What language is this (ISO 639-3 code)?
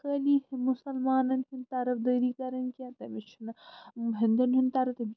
kas